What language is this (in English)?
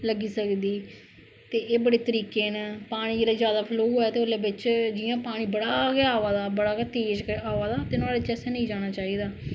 Dogri